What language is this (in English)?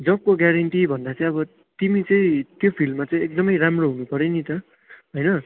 Nepali